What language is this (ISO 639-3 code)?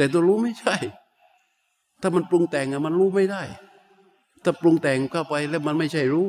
tha